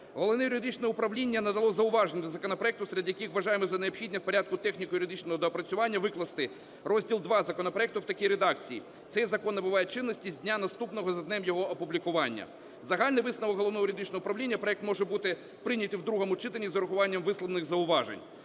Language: Ukrainian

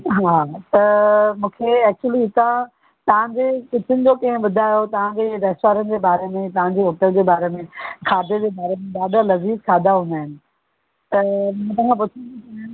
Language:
Sindhi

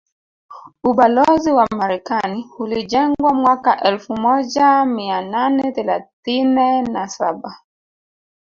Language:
Swahili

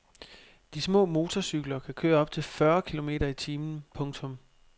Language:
Danish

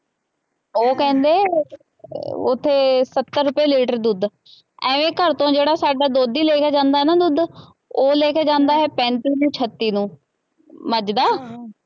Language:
Punjabi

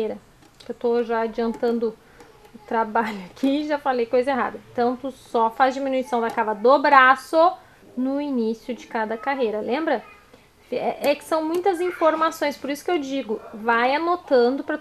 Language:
Portuguese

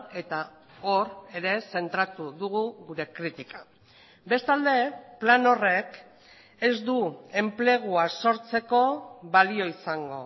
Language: Basque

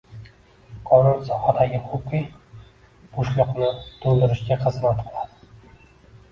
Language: Uzbek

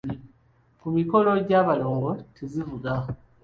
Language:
Ganda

